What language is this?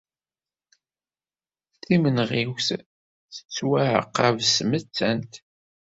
Kabyle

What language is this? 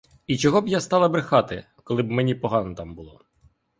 Ukrainian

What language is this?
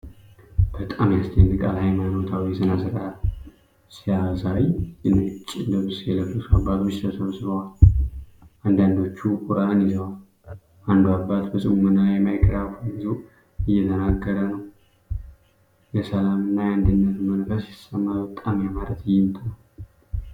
Amharic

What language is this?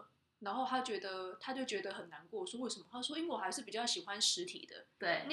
Chinese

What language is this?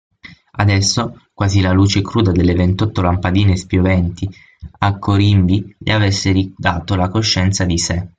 Italian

